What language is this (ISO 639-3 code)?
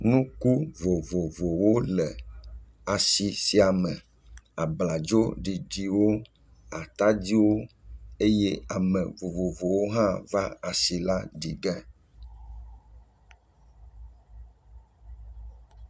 ewe